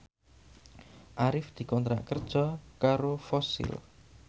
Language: Javanese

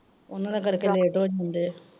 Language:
Punjabi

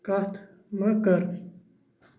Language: Kashmiri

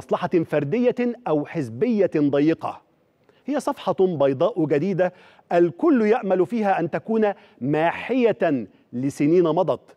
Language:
Arabic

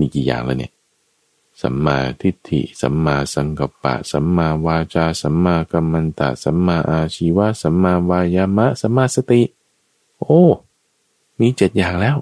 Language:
Thai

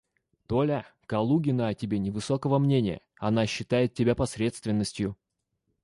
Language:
Russian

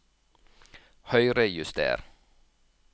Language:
Norwegian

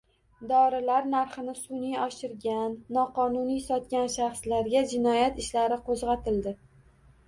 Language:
Uzbek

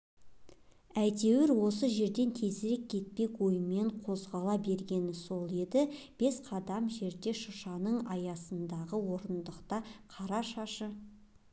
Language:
Kazakh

